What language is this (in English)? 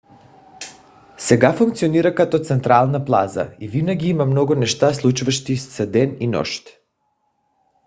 Bulgarian